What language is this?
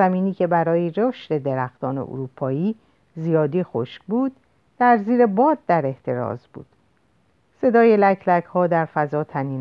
Persian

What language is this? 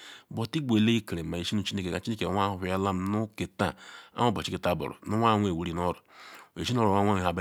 Ikwere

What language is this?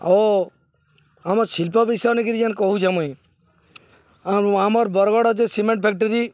Odia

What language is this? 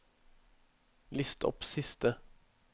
Norwegian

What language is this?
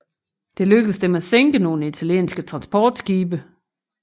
Danish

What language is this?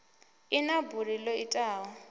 Venda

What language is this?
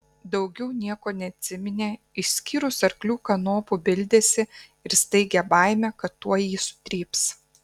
Lithuanian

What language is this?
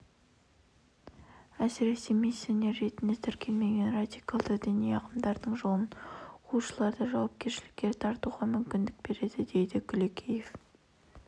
Kazakh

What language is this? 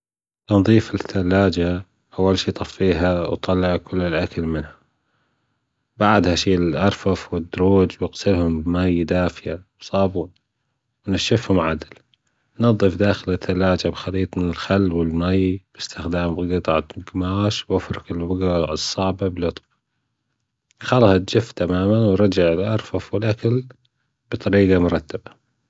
Gulf Arabic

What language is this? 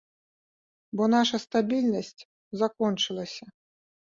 Belarusian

